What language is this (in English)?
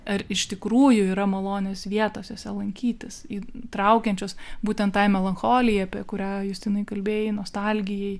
Lithuanian